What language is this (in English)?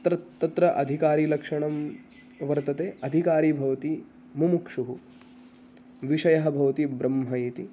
Sanskrit